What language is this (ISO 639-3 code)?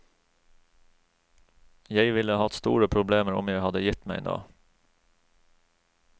nor